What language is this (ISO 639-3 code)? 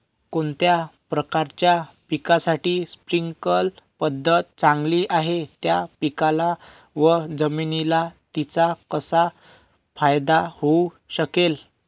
mar